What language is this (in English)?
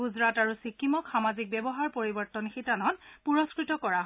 Assamese